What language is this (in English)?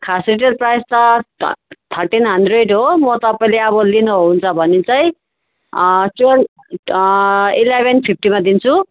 Nepali